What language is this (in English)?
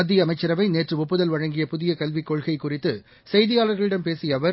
Tamil